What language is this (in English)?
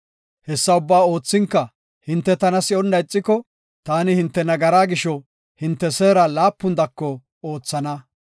Gofa